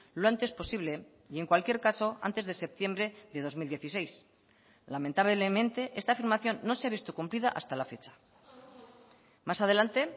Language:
Spanish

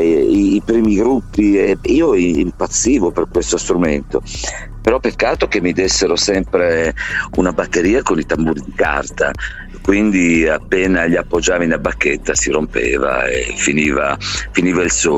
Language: Italian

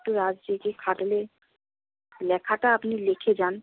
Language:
Bangla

